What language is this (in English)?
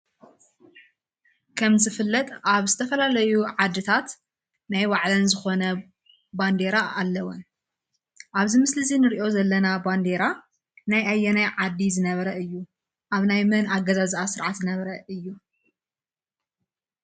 Tigrinya